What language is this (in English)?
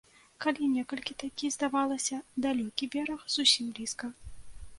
Belarusian